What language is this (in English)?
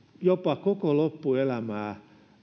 Finnish